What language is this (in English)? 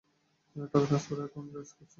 Bangla